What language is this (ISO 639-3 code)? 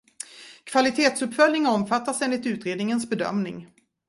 swe